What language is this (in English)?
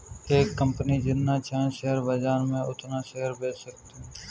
Hindi